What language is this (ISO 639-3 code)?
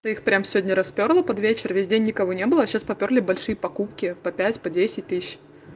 rus